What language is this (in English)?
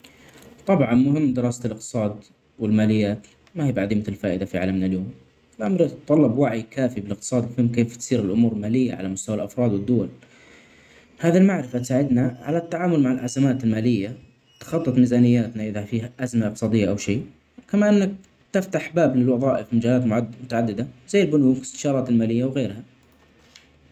Omani Arabic